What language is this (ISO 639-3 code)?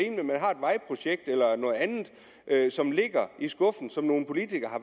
dan